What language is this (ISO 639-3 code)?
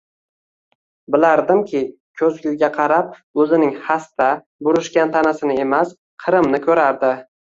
uzb